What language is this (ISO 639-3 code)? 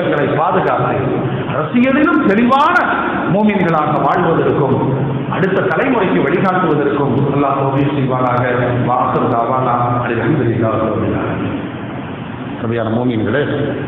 ara